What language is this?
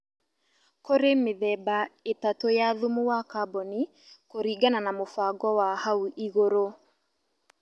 Kikuyu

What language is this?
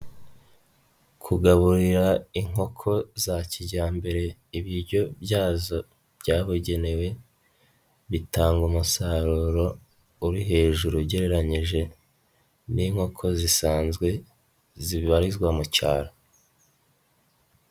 Kinyarwanda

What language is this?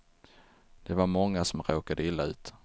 Swedish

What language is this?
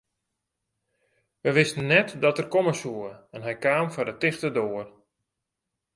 Western Frisian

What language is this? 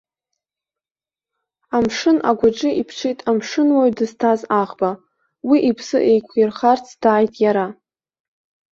Abkhazian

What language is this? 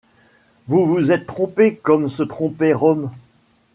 French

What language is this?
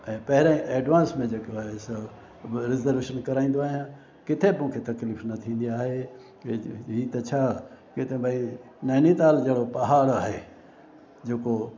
Sindhi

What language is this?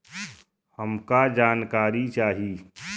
Bhojpuri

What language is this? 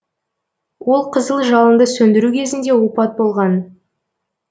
Kazakh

